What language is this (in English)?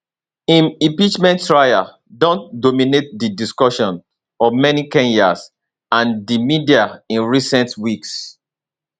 Nigerian Pidgin